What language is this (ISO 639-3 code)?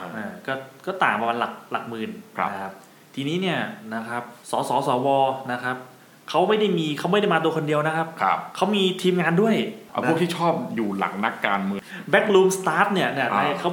tha